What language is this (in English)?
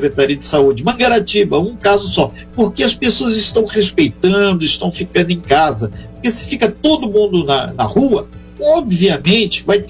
Portuguese